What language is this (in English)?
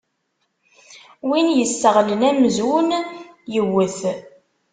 Kabyle